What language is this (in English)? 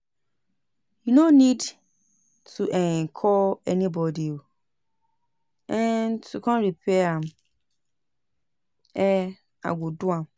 Nigerian Pidgin